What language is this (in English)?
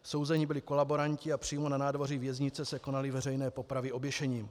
Czech